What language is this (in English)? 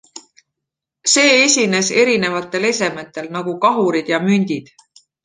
Estonian